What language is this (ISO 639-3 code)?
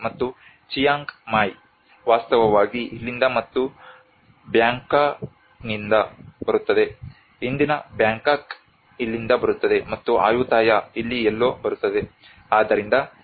kan